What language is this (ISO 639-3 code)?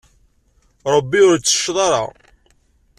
kab